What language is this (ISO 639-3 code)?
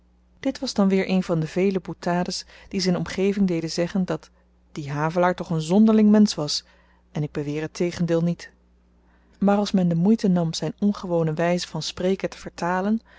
nld